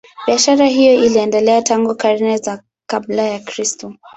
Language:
Swahili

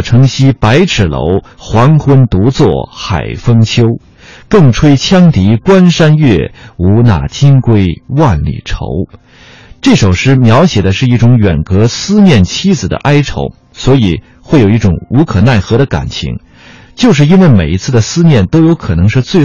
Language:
Chinese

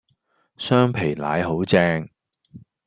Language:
Cantonese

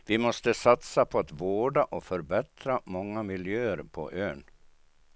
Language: Swedish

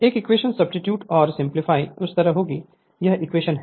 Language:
Hindi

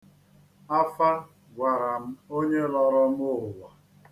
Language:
Igbo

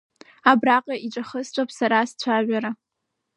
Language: Abkhazian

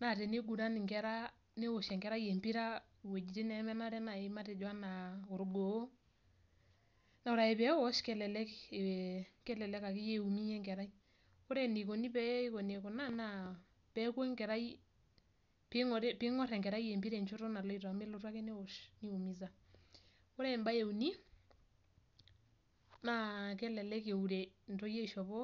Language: Masai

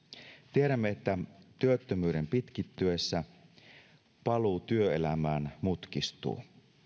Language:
Finnish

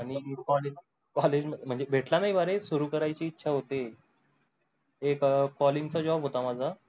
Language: Marathi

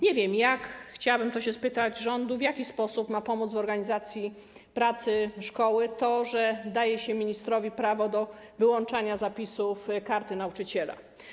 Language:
Polish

